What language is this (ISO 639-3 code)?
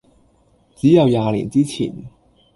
yue